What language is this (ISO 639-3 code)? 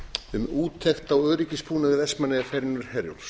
isl